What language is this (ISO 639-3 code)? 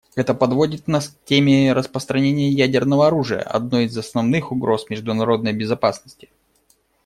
rus